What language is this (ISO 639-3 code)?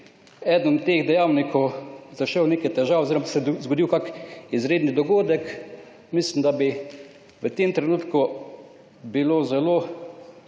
slv